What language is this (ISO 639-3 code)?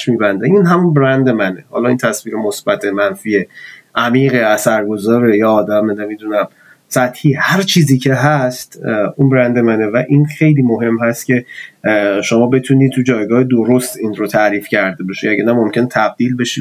fas